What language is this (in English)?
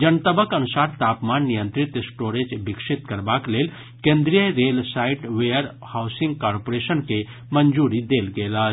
Maithili